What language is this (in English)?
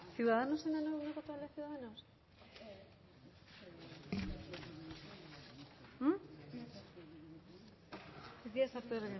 Basque